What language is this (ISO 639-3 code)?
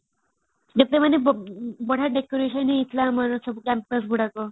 ori